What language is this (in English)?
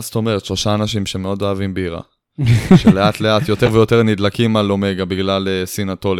Hebrew